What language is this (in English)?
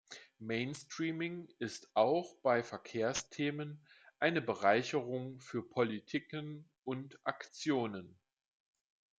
German